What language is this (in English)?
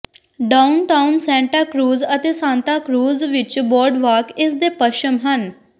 Punjabi